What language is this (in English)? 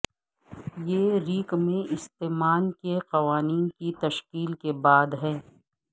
Urdu